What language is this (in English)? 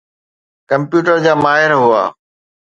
Sindhi